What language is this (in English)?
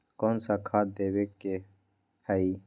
Magahi